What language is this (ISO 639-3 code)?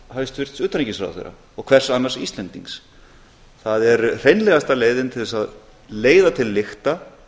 isl